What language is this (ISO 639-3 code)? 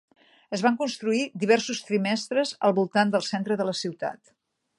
cat